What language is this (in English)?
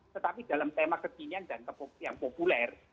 Indonesian